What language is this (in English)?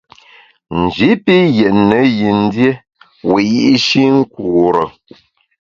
Bamun